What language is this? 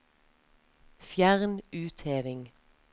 Norwegian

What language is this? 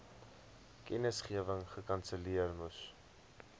Afrikaans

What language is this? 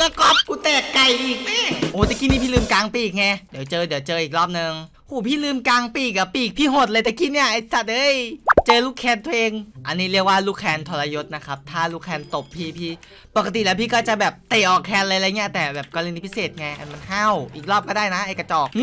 Thai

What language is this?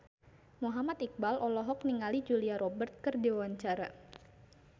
Sundanese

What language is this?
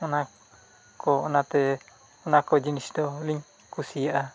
Santali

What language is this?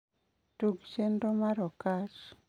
Luo (Kenya and Tanzania)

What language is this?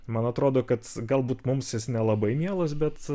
Lithuanian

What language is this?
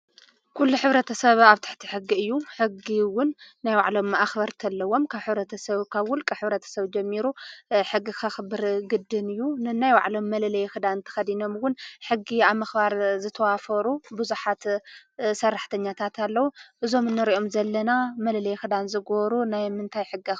Tigrinya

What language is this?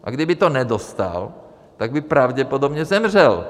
Czech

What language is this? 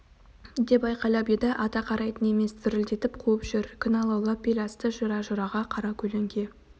Kazakh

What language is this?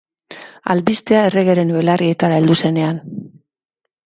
Basque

